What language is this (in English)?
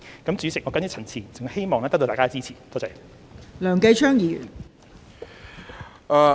Cantonese